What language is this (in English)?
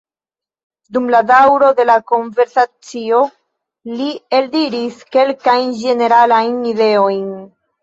Esperanto